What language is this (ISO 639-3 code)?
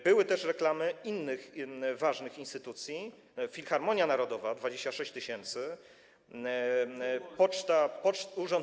pol